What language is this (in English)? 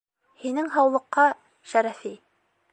Bashkir